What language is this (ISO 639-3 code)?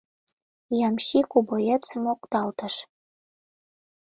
chm